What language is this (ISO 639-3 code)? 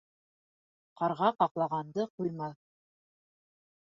bak